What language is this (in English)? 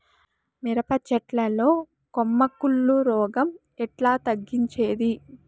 Telugu